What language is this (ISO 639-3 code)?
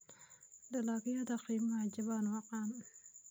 som